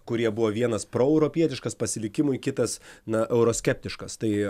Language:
Lithuanian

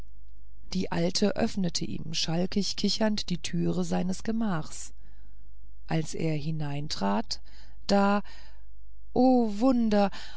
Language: German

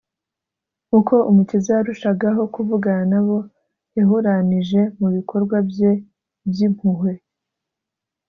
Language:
Kinyarwanda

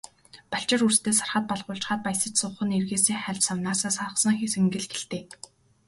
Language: Mongolian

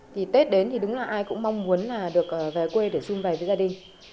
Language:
Vietnamese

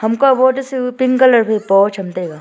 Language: Wancho Naga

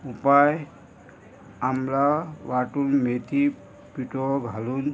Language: Konkani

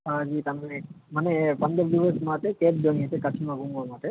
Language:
Gujarati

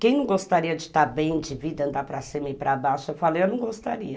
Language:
Portuguese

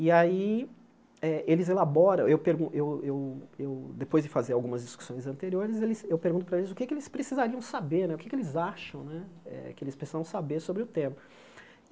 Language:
Portuguese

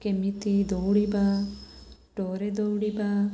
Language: Odia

